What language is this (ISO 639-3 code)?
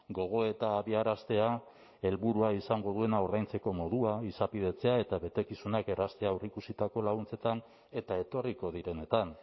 eus